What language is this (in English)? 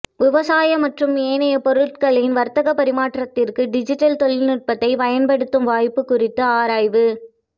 Tamil